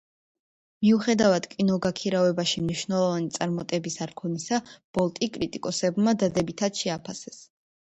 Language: Georgian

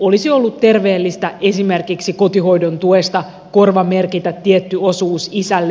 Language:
Finnish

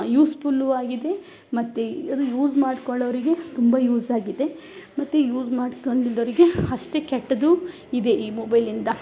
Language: Kannada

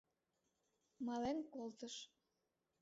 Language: Mari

